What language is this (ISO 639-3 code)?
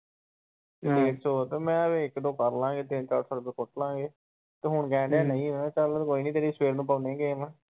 pan